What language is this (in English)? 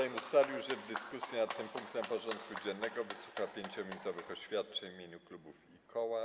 Polish